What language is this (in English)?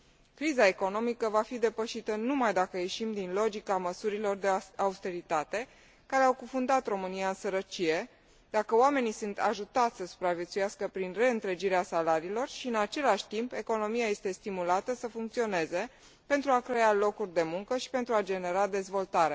Romanian